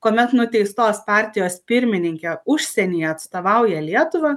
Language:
Lithuanian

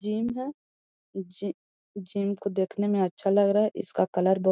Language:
Magahi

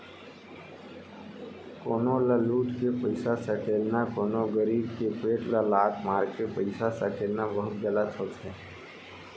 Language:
Chhattisgarhi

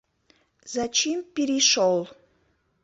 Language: Mari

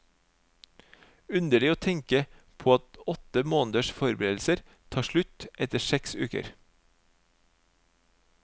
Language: Norwegian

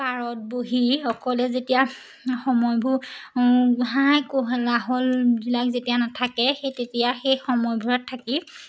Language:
Assamese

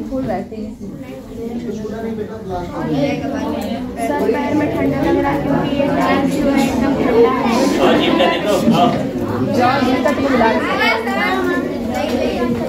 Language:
Hindi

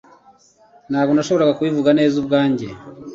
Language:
Kinyarwanda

